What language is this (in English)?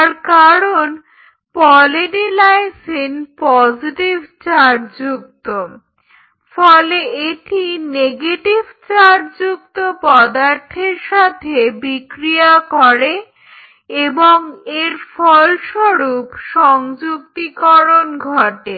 Bangla